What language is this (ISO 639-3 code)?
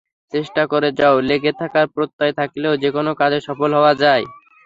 ben